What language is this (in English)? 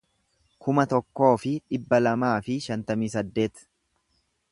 Oromo